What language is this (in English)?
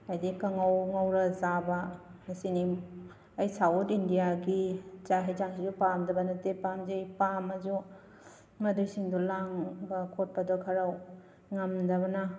Manipuri